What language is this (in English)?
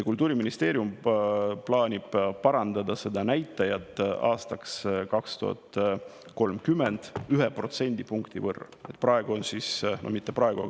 Estonian